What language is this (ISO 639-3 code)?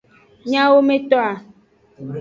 ajg